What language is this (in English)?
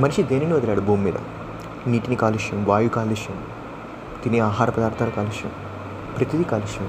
Telugu